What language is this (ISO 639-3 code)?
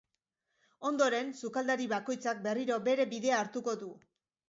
eus